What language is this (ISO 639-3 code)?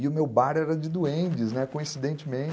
por